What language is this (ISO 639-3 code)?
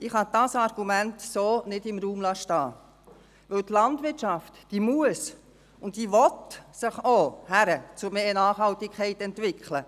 gsw